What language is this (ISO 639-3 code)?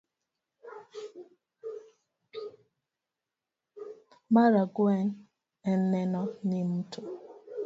luo